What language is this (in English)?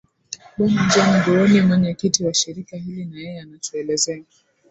Swahili